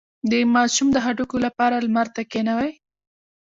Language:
Pashto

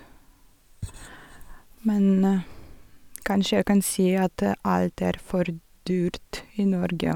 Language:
Norwegian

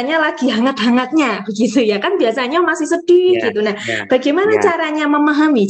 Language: Indonesian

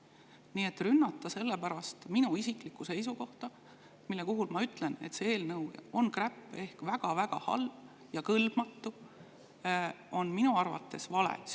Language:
Estonian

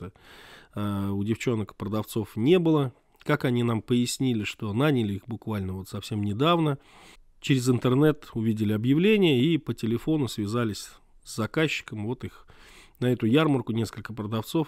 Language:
Russian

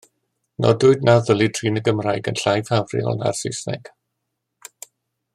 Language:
Welsh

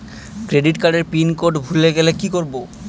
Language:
Bangla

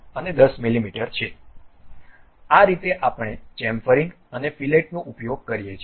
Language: Gujarati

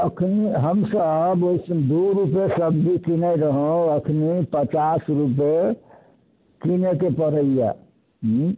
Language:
Maithili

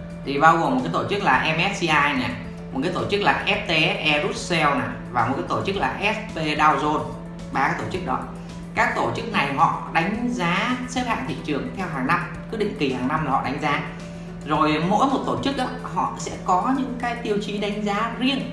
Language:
Vietnamese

